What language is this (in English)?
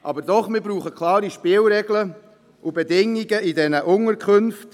Swiss German